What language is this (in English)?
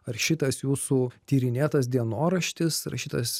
Lithuanian